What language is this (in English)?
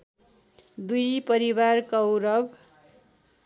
Nepali